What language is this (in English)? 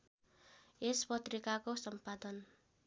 Nepali